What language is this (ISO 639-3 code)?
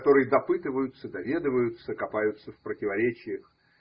rus